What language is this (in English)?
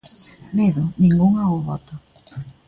Galician